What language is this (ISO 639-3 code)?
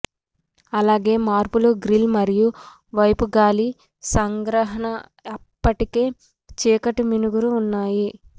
tel